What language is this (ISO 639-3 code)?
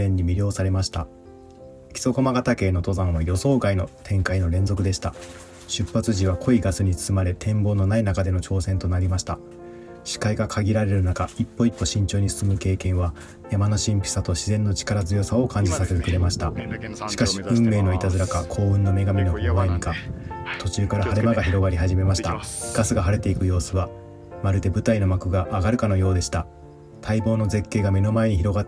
jpn